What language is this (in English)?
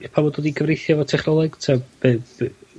Welsh